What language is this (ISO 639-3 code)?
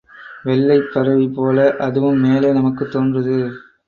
tam